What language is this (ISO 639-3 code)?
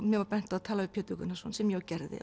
isl